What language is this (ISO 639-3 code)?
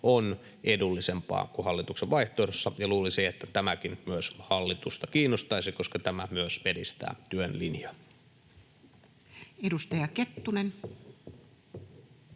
fin